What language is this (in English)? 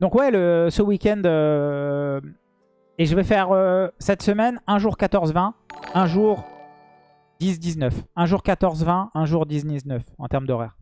French